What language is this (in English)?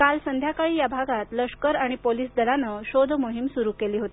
Marathi